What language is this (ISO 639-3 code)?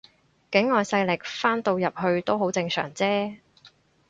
yue